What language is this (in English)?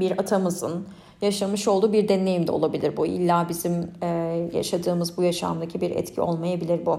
Turkish